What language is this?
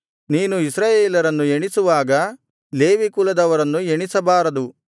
Kannada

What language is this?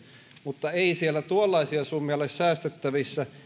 Finnish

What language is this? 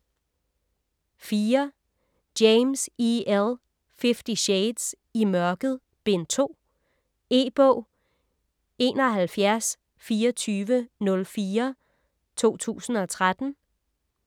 Danish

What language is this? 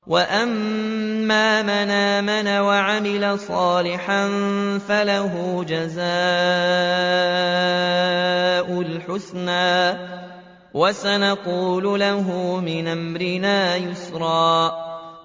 Arabic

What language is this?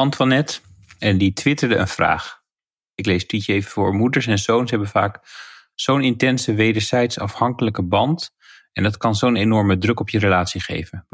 Dutch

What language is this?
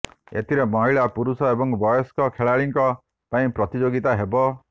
Odia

